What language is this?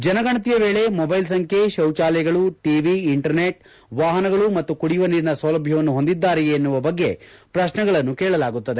Kannada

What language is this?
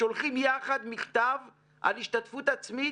Hebrew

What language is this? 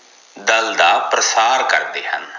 Punjabi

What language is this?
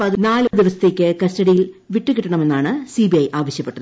Malayalam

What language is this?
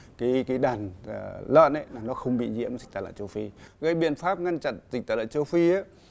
Vietnamese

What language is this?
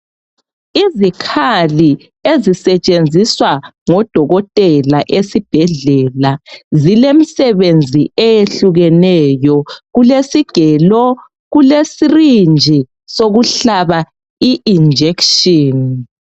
North Ndebele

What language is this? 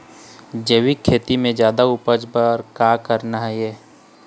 Chhattisgarhi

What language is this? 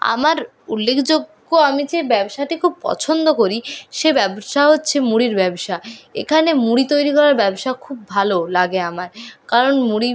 Bangla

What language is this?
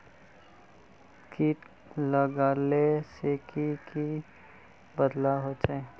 Magahi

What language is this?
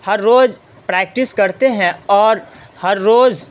Urdu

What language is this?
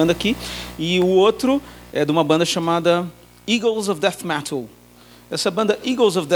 Portuguese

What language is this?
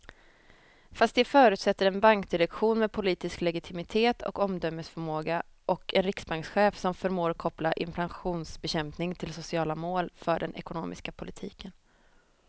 Swedish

